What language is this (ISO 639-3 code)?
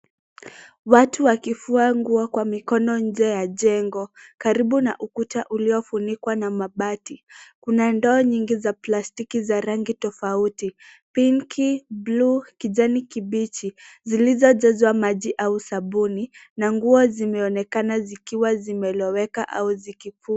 swa